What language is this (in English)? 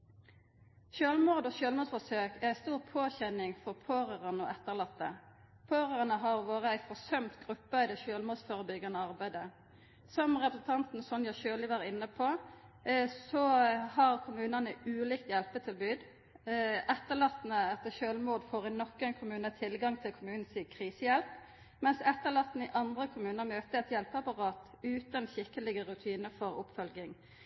Norwegian Nynorsk